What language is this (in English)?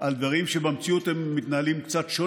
Hebrew